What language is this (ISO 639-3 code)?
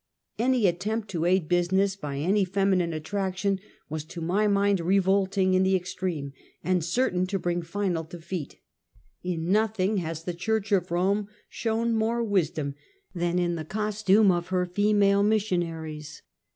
eng